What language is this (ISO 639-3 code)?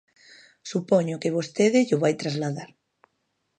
glg